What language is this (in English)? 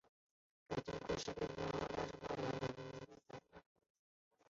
Chinese